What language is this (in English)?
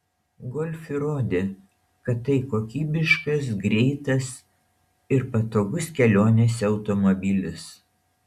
Lithuanian